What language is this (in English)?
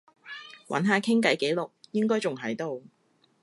Cantonese